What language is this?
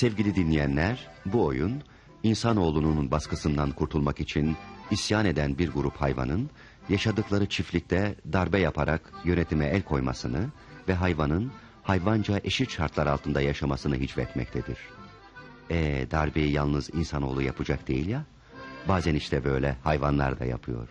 Turkish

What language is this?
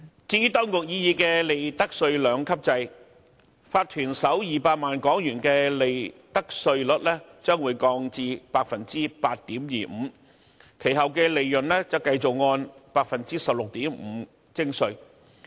Cantonese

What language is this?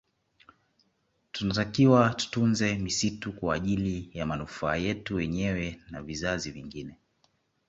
Swahili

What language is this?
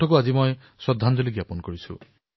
Assamese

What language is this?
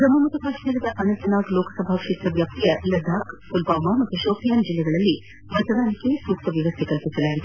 Kannada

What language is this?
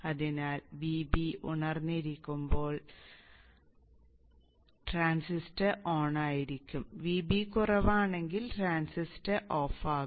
Malayalam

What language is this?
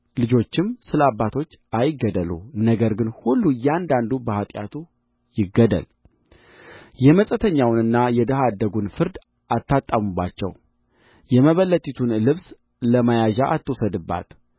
Amharic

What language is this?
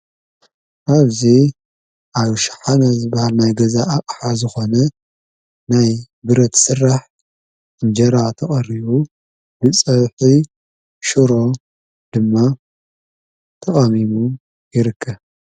Tigrinya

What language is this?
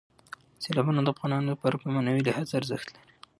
Pashto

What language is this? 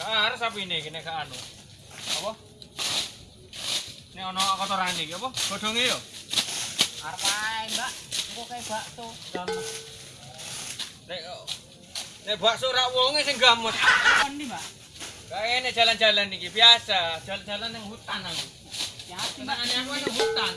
Indonesian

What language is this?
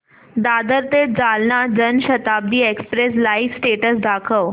Marathi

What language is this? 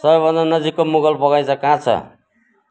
Nepali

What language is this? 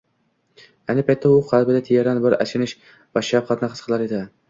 Uzbek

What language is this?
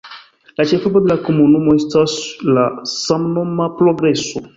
Esperanto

